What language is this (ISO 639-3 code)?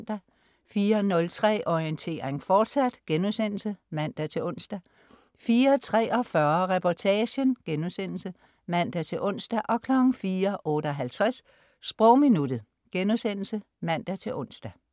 dan